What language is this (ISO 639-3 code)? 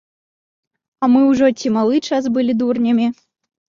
bel